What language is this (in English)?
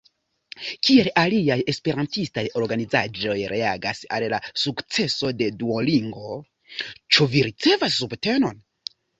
Esperanto